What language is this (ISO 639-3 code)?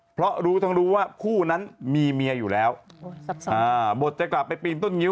tha